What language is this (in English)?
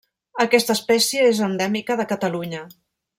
Catalan